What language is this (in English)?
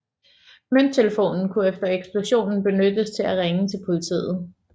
Danish